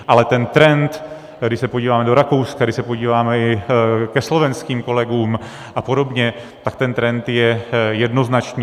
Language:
Czech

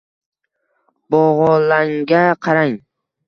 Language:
Uzbek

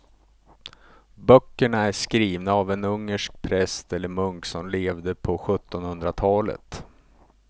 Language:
Swedish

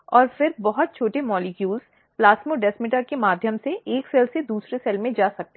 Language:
Hindi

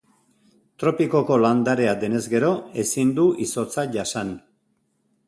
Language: Basque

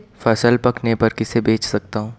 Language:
Hindi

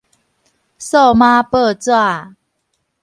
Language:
Min Nan Chinese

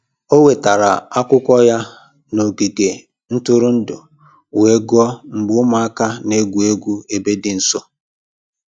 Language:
Igbo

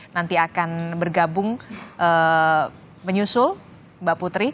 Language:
Indonesian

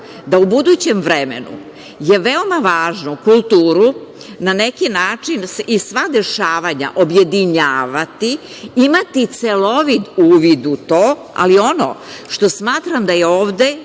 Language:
Serbian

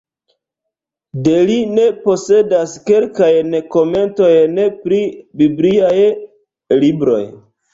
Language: Esperanto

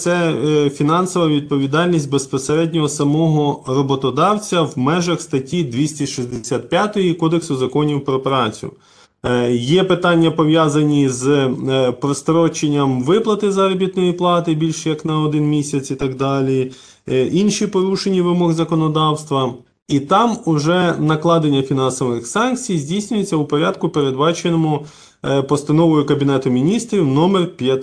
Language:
Ukrainian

